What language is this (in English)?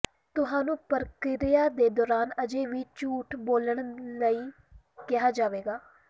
Punjabi